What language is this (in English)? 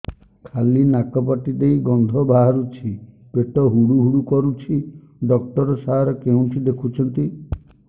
Odia